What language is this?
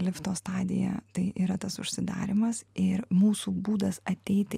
Lithuanian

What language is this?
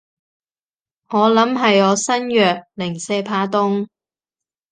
Cantonese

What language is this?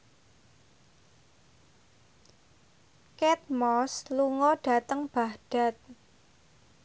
Javanese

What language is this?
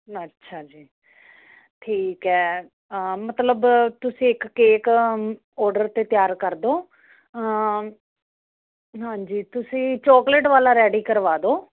Punjabi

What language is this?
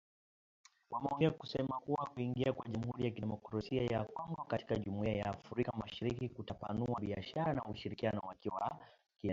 Swahili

